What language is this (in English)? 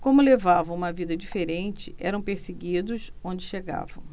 Portuguese